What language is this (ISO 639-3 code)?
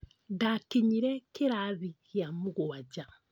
kik